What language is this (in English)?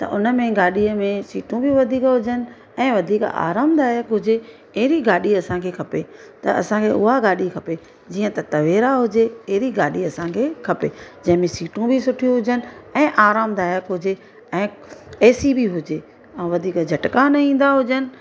Sindhi